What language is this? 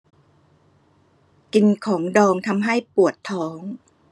Thai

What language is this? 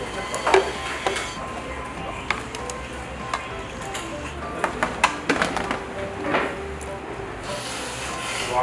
Korean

